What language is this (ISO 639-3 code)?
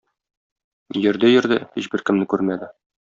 tat